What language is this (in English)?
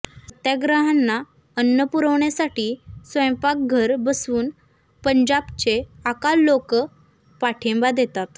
Marathi